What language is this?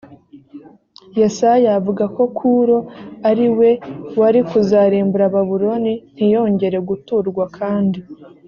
Kinyarwanda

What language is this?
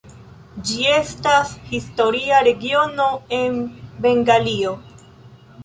Esperanto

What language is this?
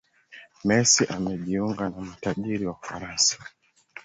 Swahili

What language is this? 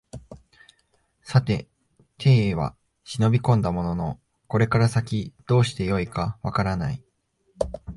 Japanese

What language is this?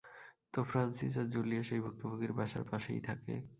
Bangla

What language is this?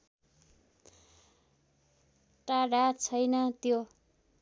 Nepali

